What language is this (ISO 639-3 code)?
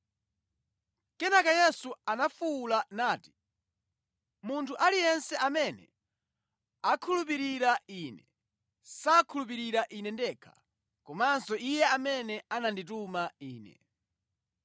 nya